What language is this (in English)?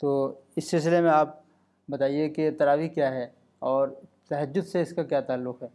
Urdu